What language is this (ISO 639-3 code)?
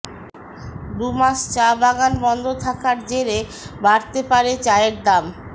ben